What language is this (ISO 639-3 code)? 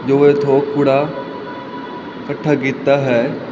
pan